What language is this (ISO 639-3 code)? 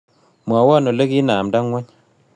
kln